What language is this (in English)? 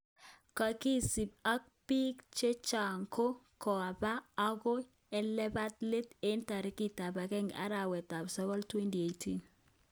Kalenjin